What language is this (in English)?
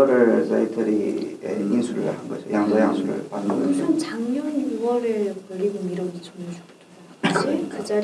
Korean